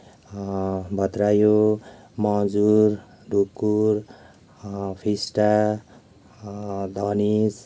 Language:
Nepali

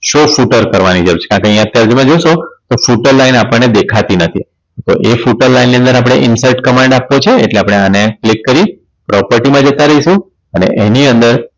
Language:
Gujarati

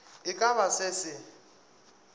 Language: Northern Sotho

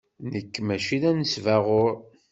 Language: Kabyle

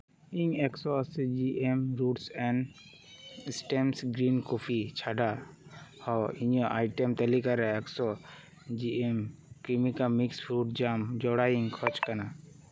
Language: Santali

